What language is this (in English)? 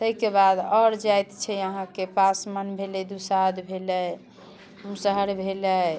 Maithili